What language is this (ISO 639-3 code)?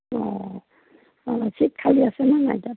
asm